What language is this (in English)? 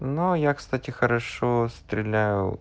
Russian